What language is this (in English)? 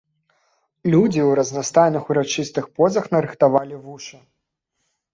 Belarusian